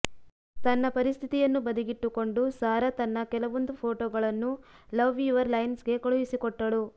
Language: Kannada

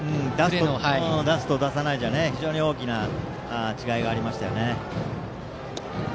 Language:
Japanese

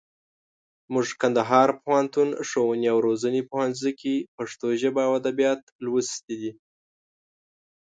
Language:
Pashto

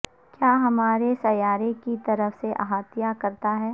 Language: Urdu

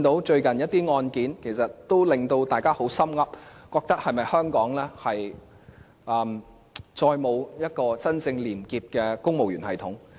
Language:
Cantonese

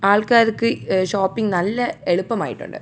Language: Malayalam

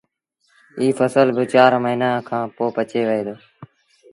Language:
Sindhi Bhil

